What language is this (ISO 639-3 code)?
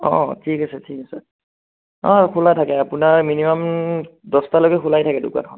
asm